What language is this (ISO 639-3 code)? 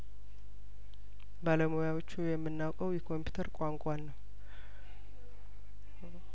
amh